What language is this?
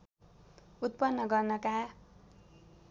Nepali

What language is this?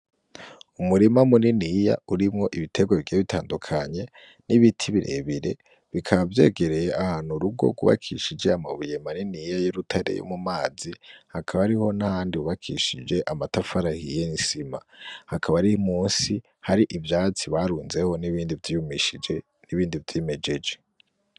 Rundi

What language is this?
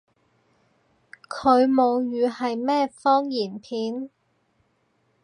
Cantonese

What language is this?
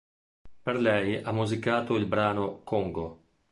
Italian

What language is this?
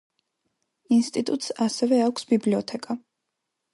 Georgian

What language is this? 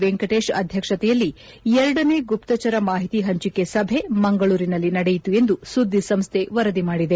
Kannada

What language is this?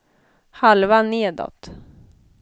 Swedish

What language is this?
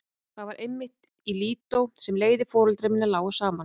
Icelandic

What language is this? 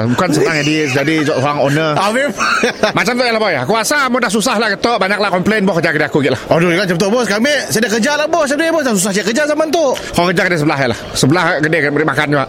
Malay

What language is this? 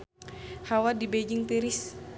Sundanese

